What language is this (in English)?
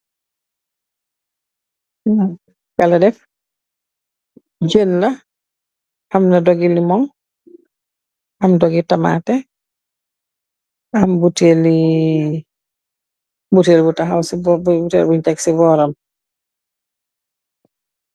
Wolof